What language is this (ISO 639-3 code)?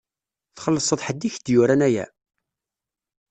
kab